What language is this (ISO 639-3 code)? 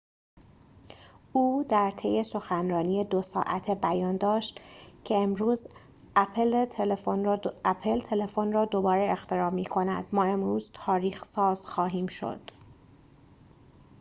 fas